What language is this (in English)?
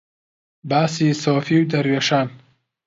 Central Kurdish